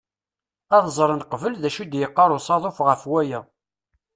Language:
Kabyle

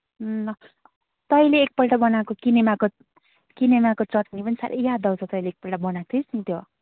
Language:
Nepali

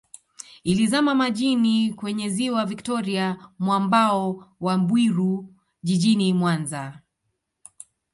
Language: Swahili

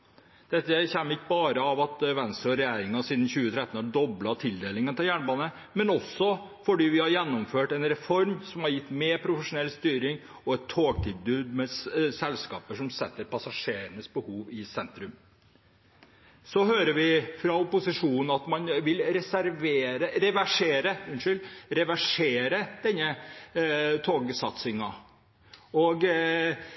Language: Norwegian Bokmål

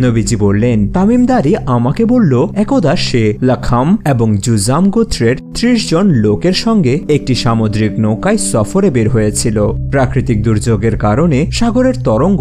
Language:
Romanian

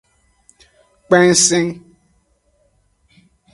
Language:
Aja (Benin)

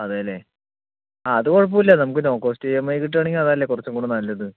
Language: Malayalam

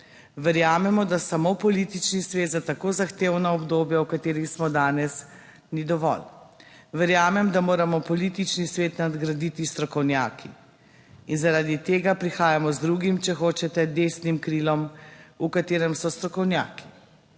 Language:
Slovenian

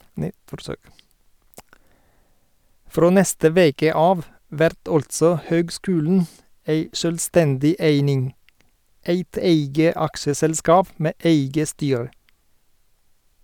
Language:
Norwegian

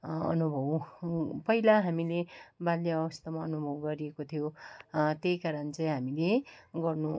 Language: Nepali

